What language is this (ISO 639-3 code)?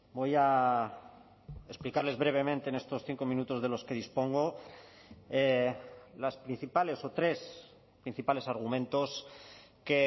spa